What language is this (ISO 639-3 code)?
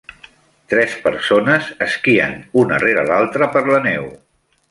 cat